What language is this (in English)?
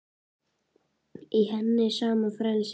Icelandic